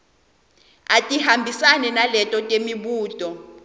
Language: Swati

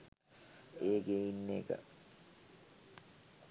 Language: Sinhala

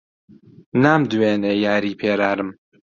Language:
Central Kurdish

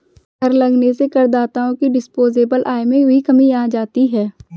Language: Hindi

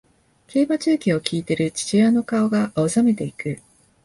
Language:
Japanese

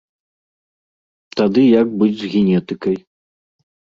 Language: Belarusian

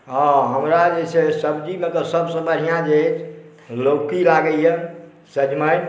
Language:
Maithili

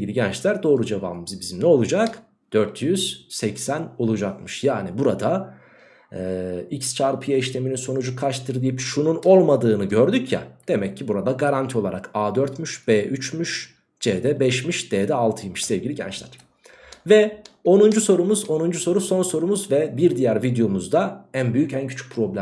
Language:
Turkish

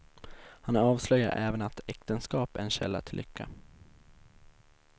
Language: Swedish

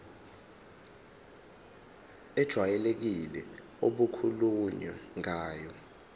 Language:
Zulu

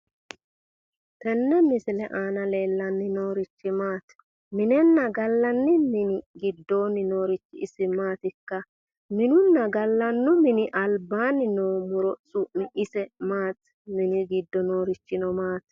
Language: Sidamo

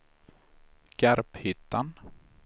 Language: Swedish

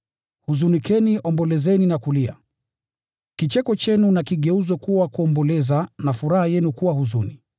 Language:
Swahili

